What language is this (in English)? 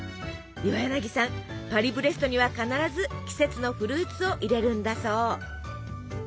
Japanese